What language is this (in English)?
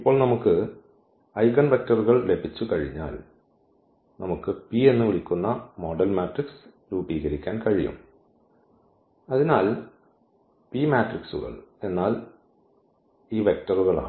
Malayalam